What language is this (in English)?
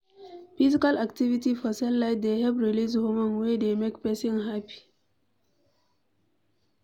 Nigerian Pidgin